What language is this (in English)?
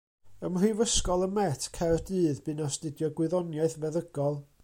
Welsh